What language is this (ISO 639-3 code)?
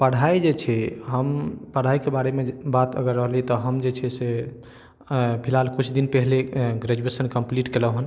mai